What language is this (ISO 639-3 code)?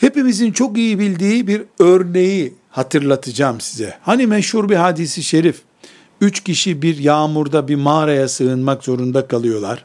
tur